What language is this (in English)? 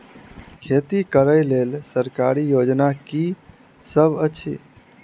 Maithili